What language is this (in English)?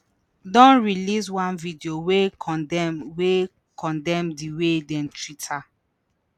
Nigerian Pidgin